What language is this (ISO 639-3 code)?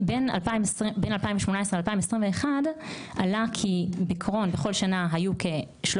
heb